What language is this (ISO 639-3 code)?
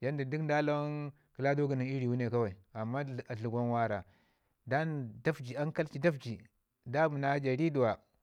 ngi